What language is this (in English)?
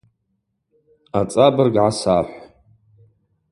Abaza